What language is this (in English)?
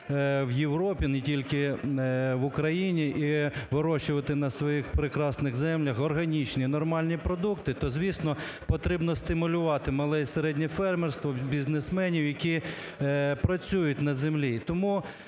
Ukrainian